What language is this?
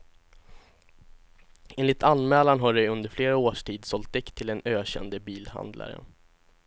Swedish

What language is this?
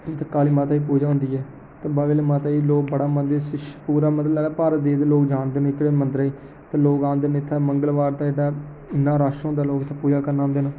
Dogri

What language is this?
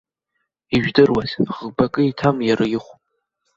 Abkhazian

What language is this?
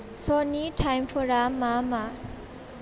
Bodo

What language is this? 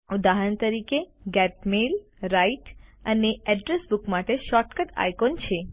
Gujarati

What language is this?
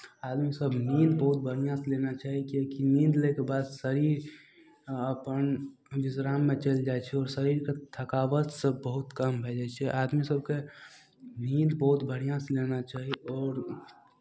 Maithili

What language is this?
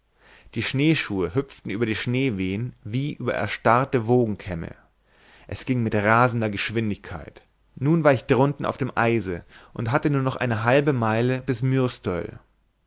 German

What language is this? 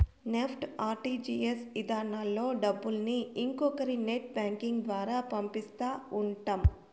Telugu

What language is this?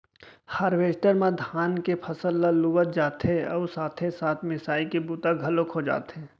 Chhattisgarhi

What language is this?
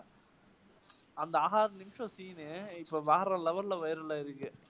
Tamil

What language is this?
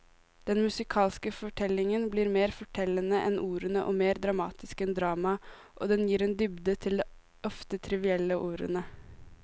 Norwegian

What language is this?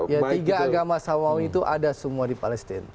Indonesian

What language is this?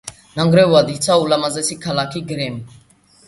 Georgian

